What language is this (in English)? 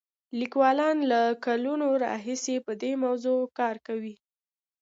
Pashto